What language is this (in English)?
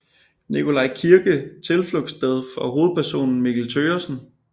Danish